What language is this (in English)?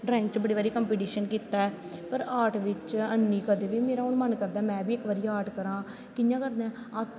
Dogri